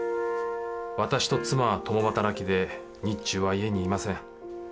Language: Japanese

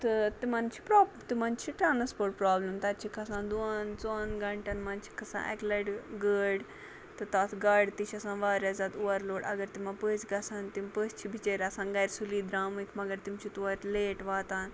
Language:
Kashmiri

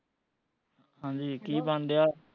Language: Punjabi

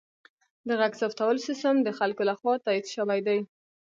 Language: Pashto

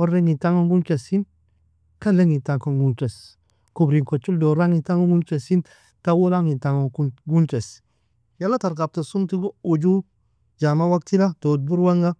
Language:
Nobiin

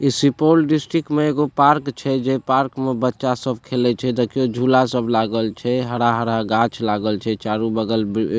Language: Maithili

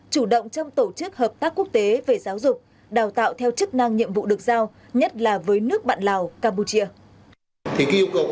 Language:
Vietnamese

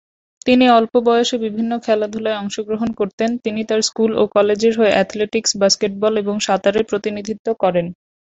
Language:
Bangla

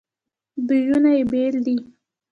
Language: Pashto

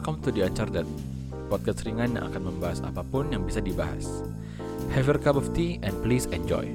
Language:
Indonesian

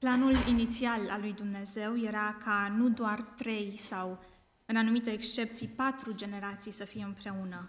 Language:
Romanian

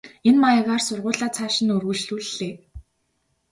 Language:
Mongolian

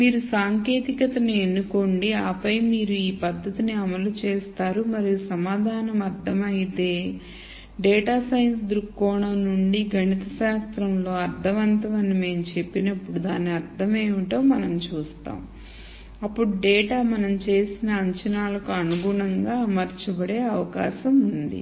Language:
Telugu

